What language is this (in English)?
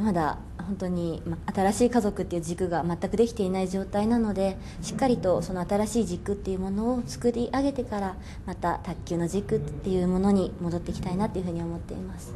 Japanese